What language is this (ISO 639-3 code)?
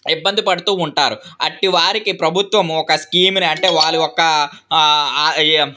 tel